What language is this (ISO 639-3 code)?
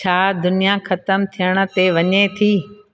snd